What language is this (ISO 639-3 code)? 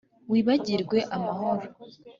kin